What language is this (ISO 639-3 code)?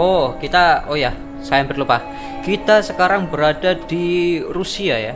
ind